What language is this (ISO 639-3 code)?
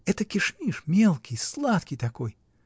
rus